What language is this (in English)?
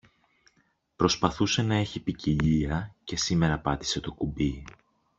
Greek